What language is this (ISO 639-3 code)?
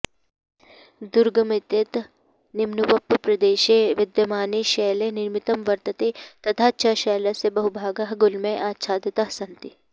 san